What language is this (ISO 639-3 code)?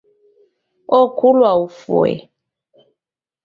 dav